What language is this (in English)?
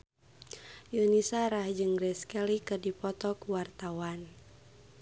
Sundanese